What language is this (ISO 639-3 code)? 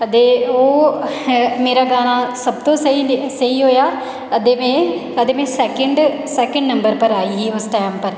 doi